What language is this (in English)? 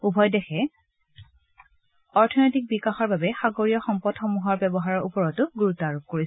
Assamese